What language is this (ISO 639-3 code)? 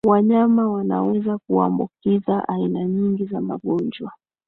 swa